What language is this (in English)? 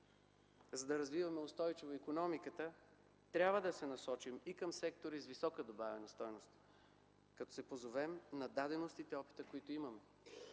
Bulgarian